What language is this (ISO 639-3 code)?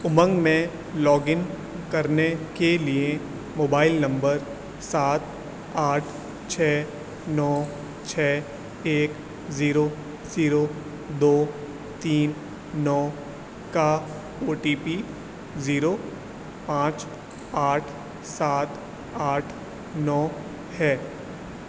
urd